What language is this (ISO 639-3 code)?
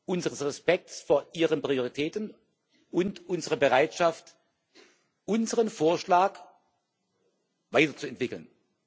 deu